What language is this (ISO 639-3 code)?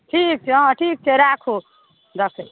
mai